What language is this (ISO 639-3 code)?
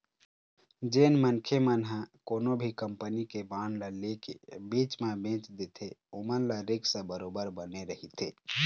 hne